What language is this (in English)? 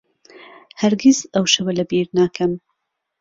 Central Kurdish